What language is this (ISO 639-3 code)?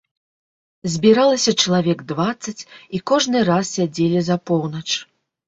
bel